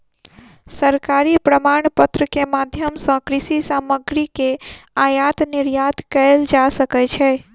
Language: Maithili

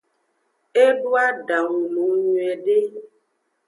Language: Aja (Benin)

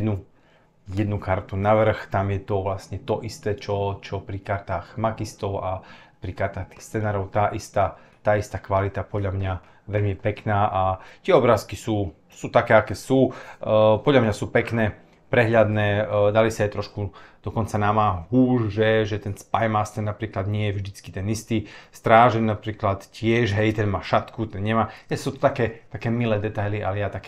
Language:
Slovak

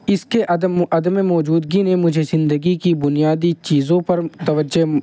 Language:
Urdu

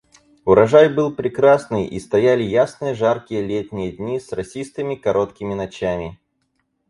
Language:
Russian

